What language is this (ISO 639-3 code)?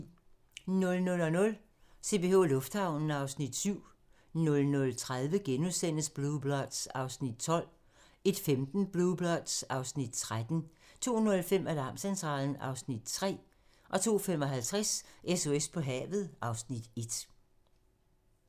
dan